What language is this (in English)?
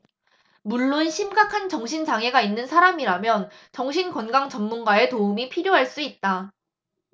Korean